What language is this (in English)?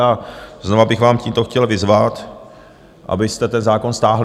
Czech